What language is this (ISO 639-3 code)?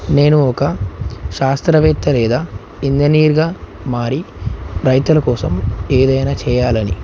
tel